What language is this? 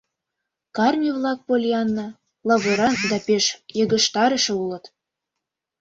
Mari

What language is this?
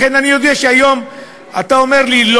Hebrew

